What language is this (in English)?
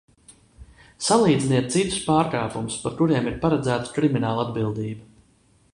Latvian